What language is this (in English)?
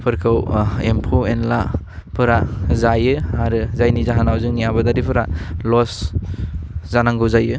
Bodo